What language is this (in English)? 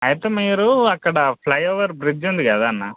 Telugu